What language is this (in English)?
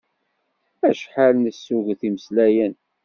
Kabyle